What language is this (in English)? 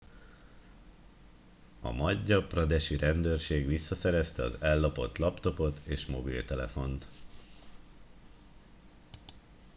Hungarian